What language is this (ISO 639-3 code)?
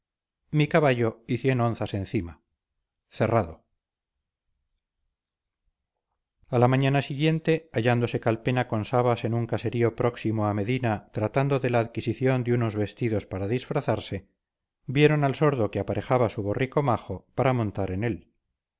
spa